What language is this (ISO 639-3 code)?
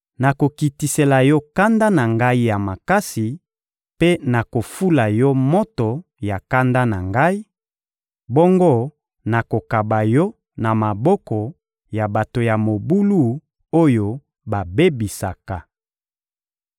lin